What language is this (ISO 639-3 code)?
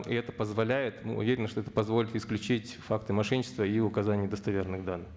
kaz